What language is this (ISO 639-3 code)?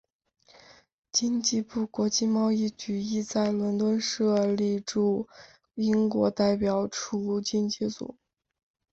zho